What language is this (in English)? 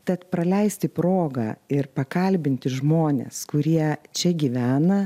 Lithuanian